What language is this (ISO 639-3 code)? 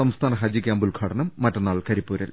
mal